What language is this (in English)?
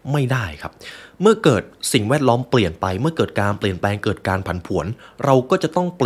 Thai